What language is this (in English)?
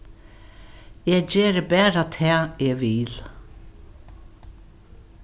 Faroese